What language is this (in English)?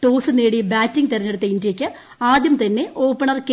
Malayalam